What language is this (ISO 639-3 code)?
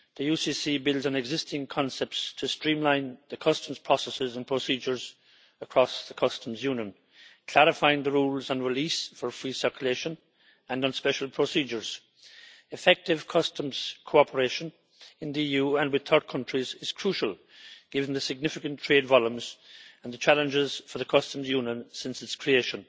eng